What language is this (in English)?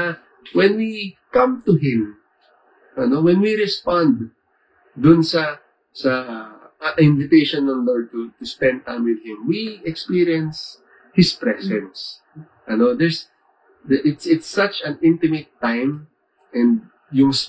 Filipino